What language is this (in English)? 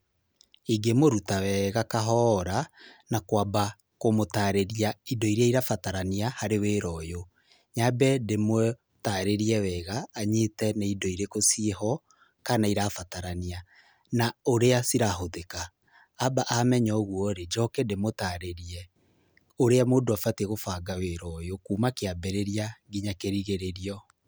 Kikuyu